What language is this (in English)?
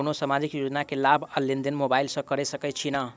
Maithili